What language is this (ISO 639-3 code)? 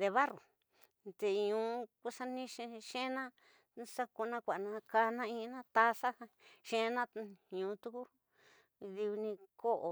mtx